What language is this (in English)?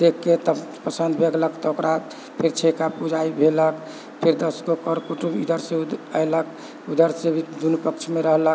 Maithili